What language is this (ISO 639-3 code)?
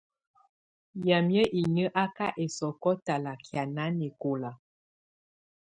tvu